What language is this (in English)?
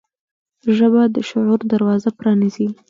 Pashto